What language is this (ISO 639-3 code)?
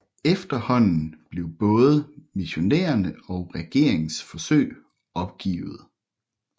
dan